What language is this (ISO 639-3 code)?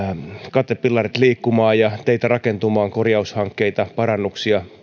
fin